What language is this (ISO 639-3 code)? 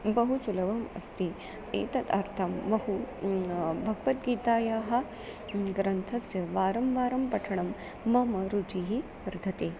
san